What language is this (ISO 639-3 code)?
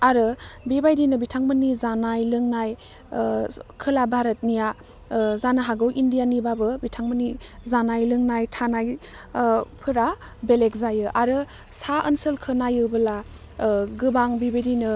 brx